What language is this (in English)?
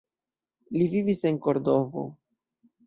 Esperanto